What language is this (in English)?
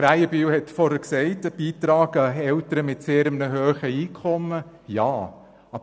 Swiss German